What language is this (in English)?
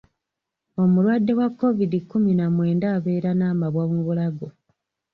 Ganda